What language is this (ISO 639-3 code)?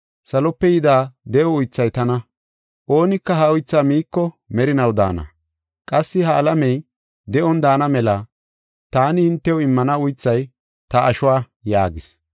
gof